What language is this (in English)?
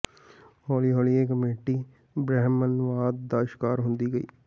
Punjabi